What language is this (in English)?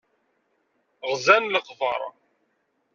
Kabyle